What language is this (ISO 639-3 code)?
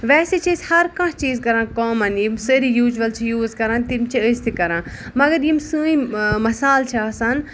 kas